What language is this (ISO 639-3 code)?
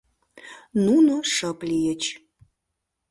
chm